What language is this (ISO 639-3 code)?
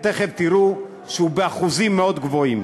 heb